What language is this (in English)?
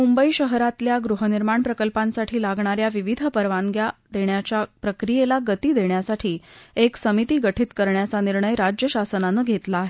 Marathi